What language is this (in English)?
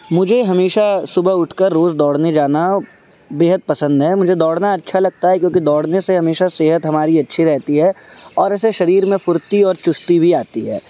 Urdu